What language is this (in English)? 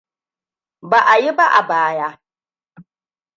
Hausa